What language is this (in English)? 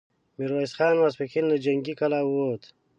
Pashto